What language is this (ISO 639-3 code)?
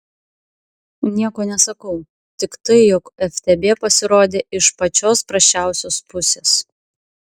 lit